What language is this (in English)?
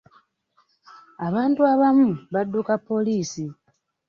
Ganda